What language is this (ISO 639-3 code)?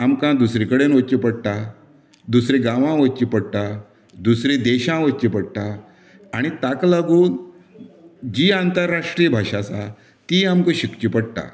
kok